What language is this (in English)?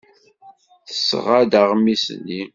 Kabyle